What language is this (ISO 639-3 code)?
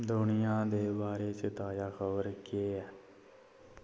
doi